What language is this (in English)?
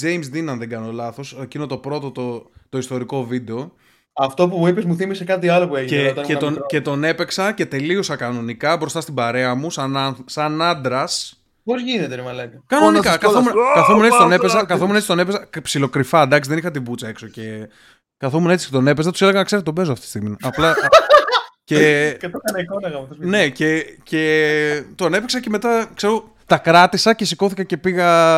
Greek